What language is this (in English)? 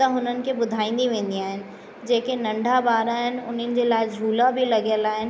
Sindhi